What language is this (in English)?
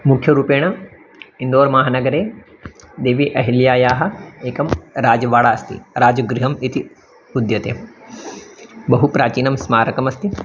Sanskrit